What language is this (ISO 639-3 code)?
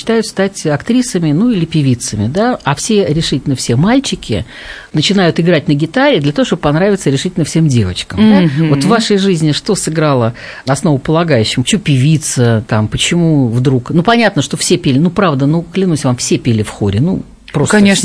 rus